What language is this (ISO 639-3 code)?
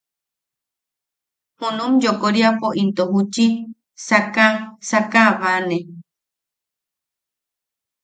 yaq